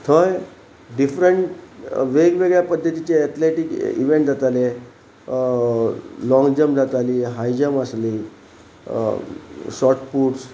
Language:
Konkani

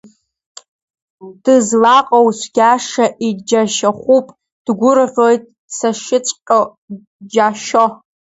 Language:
Abkhazian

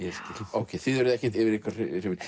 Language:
Icelandic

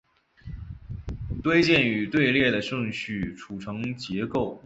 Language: Chinese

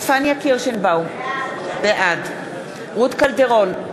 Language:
Hebrew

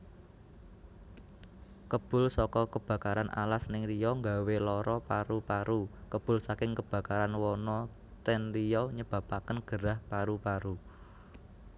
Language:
Javanese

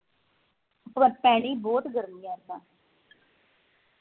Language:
Punjabi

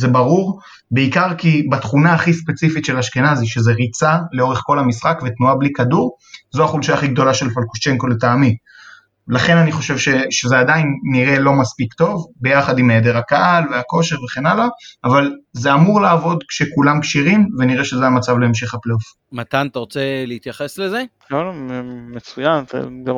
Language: Hebrew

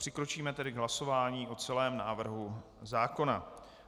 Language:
Czech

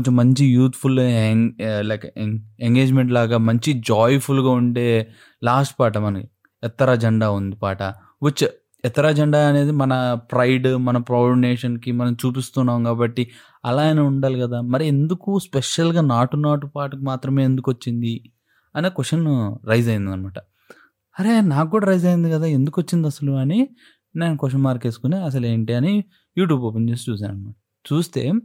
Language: Telugu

